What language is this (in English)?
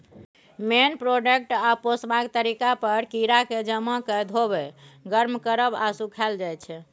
Maithili